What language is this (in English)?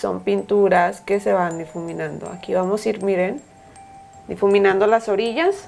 Spanish